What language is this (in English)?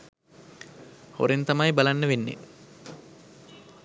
Sinhala